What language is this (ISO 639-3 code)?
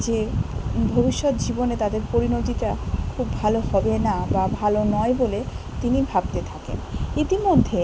ben